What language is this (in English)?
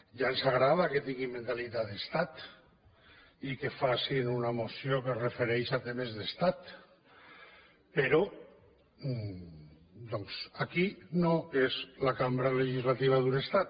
Catalan